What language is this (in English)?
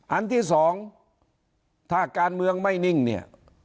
Thai